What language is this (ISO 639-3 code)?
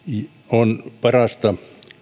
fin